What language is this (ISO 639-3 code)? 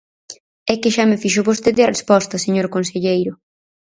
glg